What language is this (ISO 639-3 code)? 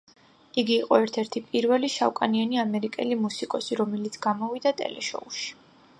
kat